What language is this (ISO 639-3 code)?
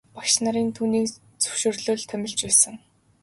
mon